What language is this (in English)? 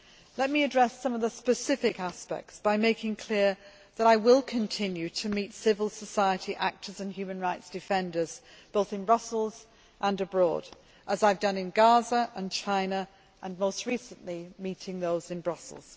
English